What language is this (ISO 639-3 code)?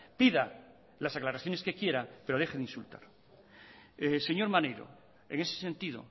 spa